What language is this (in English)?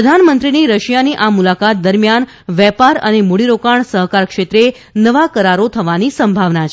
Gujarati